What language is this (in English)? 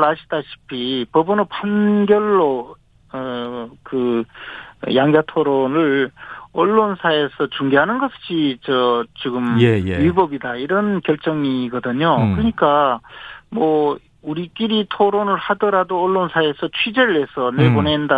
Korean